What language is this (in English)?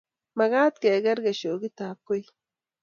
Kalenjin